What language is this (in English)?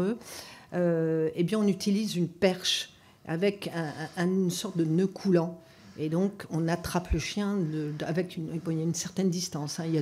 French